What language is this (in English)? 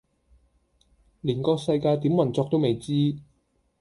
Cantonese